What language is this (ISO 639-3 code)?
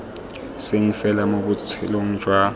tsn